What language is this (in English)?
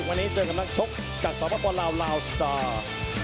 Thai